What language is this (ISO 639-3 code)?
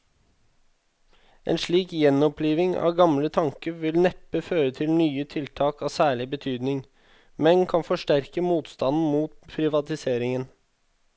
nor